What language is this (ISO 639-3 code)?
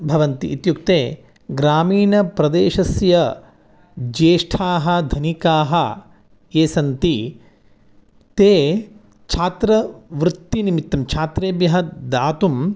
san